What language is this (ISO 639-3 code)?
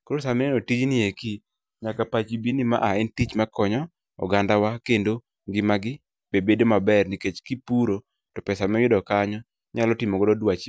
luo